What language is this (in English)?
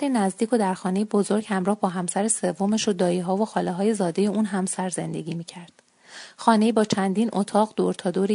Persian